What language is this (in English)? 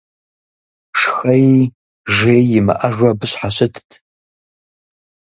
Kabardian